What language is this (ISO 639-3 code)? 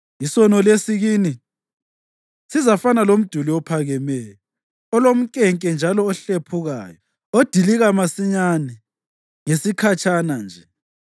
nde